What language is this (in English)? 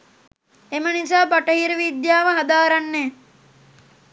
Sinhala